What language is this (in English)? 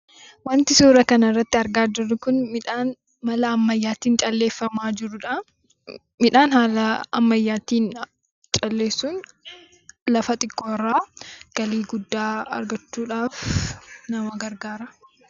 Oromo